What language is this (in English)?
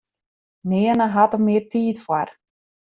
Western Frisian